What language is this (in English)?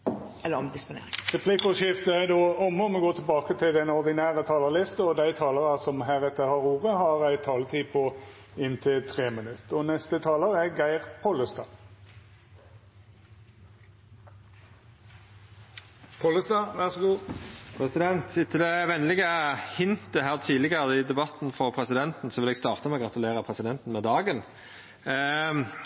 Norwegian